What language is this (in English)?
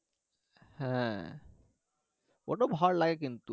Bangla